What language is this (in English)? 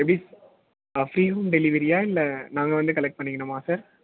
Tamil